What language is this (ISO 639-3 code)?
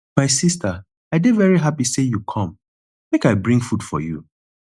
pcm